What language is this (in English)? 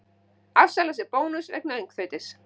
Icelandic